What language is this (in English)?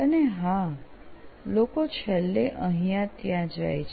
Gujarati